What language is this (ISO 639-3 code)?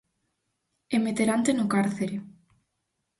glg